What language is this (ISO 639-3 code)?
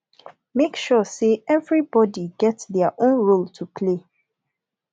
pcm